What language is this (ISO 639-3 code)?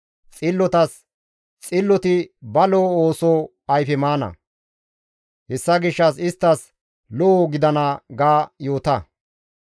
gmv